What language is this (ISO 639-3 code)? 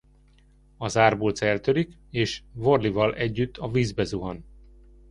hun